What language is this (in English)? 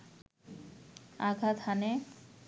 Bangla